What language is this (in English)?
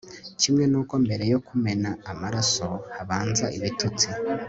Kinyarwanda